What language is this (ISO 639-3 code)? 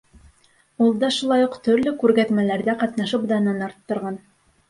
bak